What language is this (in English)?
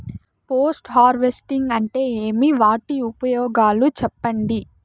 Telugu